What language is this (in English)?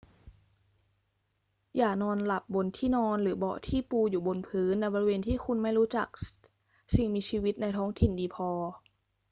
Thai